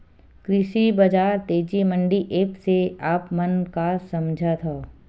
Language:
Chhattisgarhi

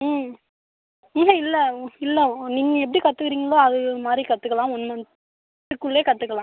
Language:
Tamil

